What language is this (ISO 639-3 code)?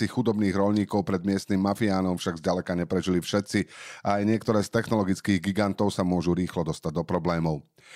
slk